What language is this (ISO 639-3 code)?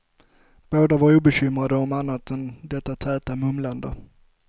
swe